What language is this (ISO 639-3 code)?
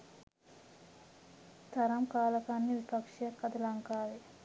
sin